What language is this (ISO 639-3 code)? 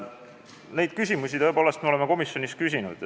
est